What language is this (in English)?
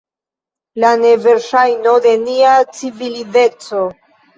Esperanto